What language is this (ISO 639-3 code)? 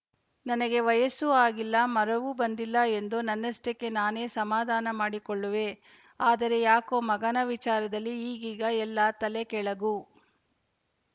kan